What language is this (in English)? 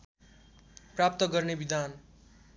Nepali